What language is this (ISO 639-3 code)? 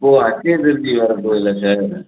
tam